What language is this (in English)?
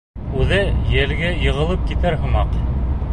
Bashkir